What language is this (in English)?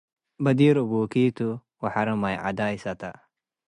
Tigre